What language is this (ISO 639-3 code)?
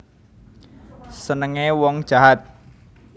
jav